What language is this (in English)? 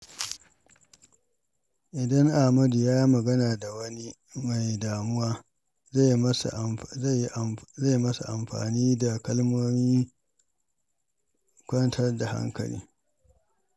Hausa